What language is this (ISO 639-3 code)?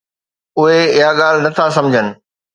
snd